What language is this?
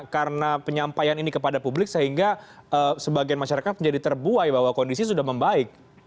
Indonesian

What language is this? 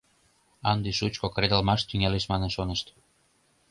Mari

